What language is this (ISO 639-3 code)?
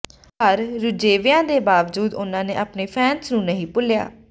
pan